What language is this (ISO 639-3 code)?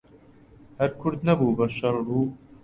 ckb